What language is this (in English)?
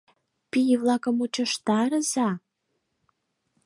Mari